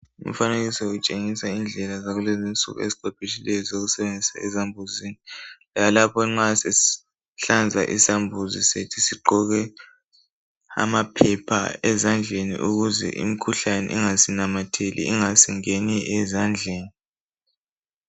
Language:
North Ndebele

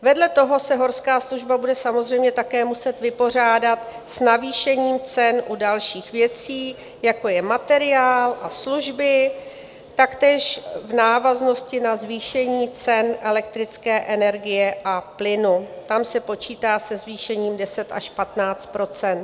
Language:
Czech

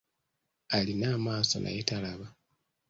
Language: Ganda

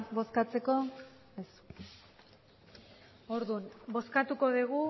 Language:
Basque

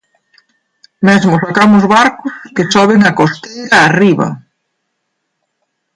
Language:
Galician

